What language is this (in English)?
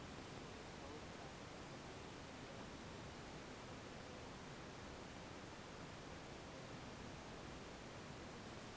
Chhattisgarhi